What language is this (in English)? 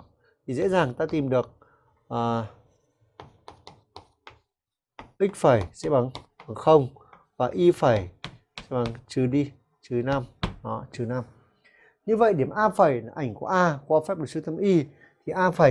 Vietnamese